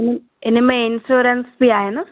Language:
Sindhi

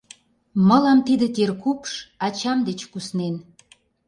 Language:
Mari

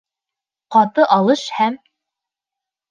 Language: Bashkir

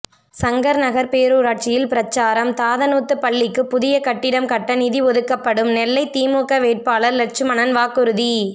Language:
Tamil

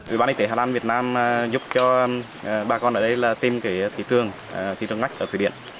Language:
Vietnamese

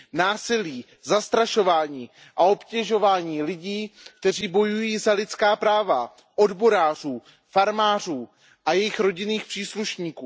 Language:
Czech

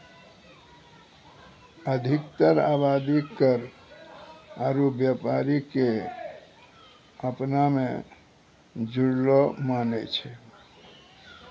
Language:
Maithili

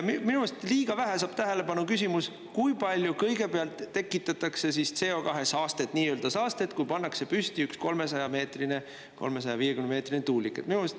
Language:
Estonian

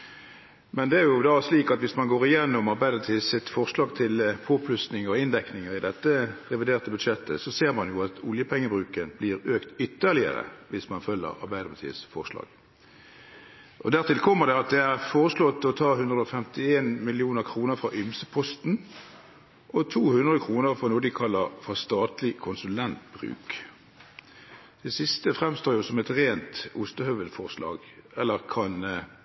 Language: Norwegian Bokmål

